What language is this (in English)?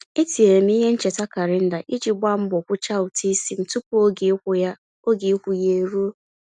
Igbo